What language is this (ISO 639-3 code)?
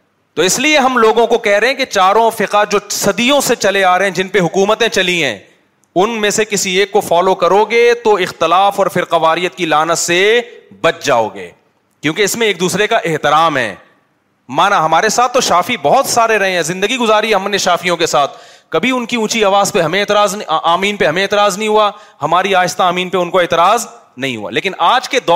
urd